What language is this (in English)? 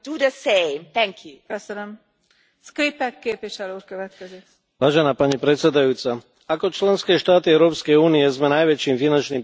Slovak